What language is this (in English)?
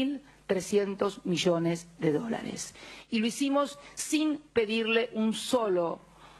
Spanish